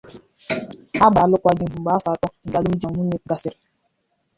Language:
Igbo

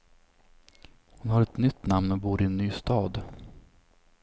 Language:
Swedish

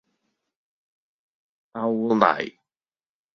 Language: Cantonese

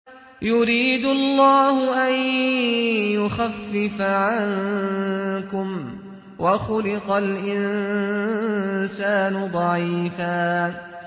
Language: Arabic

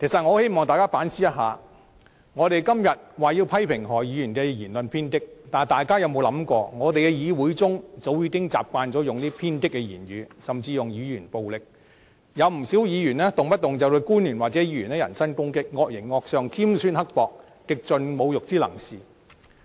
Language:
Cantonese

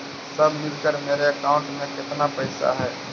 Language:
Magahi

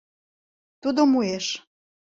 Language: Mari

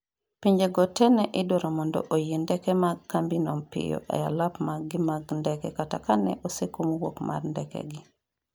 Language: Luo (Kenya and Tanzania)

